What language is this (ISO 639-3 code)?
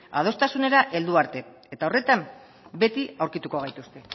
eus